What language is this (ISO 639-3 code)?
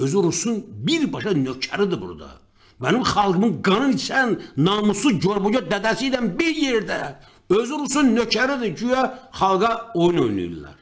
tur